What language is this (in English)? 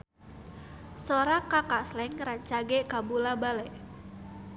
Sundanese